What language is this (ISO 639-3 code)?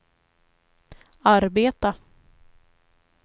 swe